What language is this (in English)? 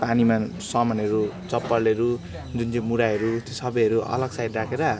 Nepali